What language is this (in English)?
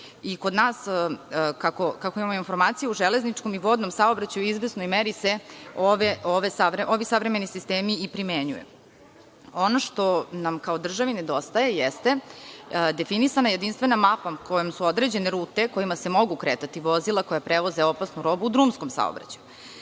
Serbian